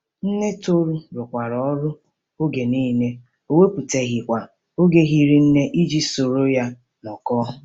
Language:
Igbo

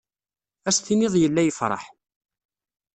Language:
Kabyle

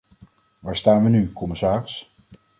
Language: Dutch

